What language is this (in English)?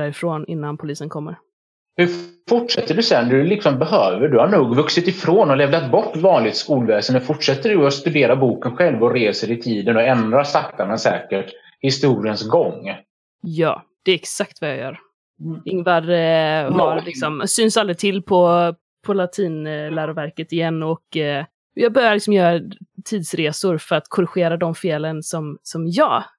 Swedish